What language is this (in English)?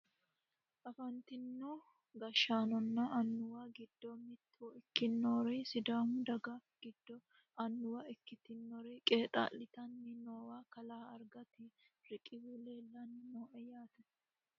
Sidamo